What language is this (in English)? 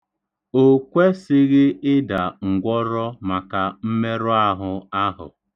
Igbo